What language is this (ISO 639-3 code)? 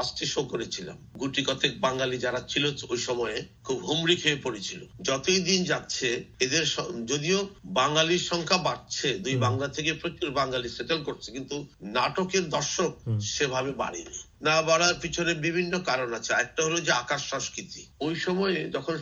ben